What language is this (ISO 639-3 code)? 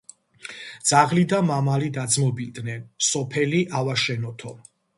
kat